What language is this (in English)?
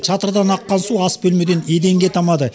Kazakh